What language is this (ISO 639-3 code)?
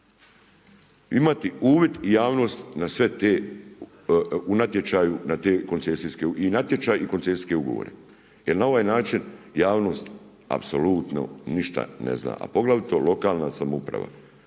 hrv